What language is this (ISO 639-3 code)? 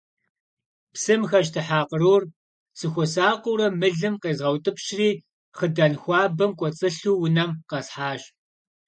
kbd